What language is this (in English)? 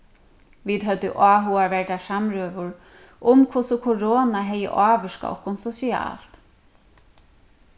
Faroese